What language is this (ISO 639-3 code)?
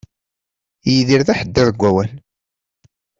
kab